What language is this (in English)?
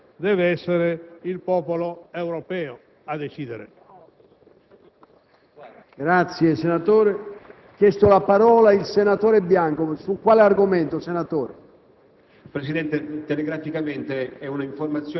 Italian